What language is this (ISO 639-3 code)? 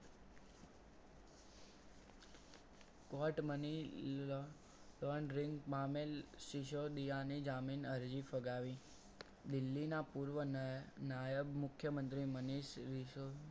guj